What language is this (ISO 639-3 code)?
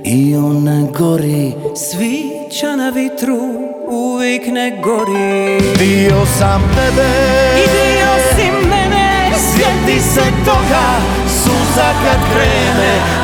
hrv